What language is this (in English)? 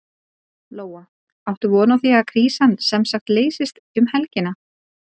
Icelandic